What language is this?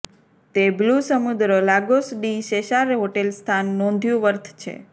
Gujarati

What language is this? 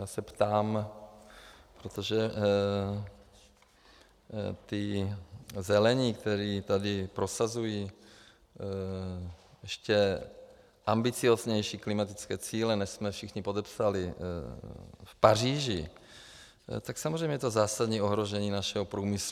Czech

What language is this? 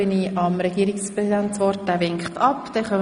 Swiss German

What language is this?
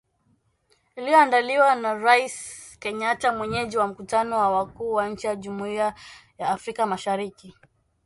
Swahili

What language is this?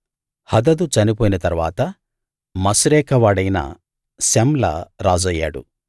Telugu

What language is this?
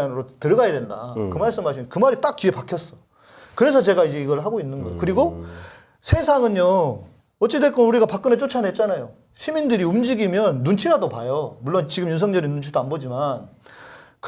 Korean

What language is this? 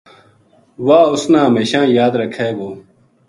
Gujari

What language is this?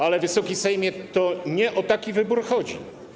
Polish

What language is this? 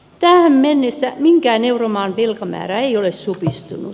Finnish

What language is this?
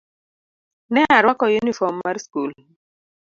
Luo (Kenya and Tanzania)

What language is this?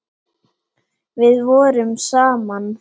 Icelandic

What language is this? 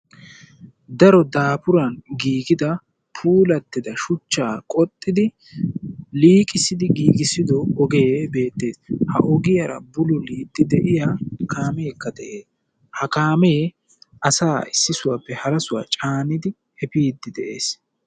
Wolaytta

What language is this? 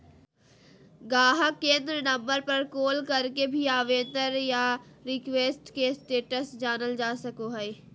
Magahi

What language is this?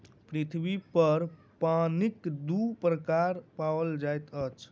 Maithili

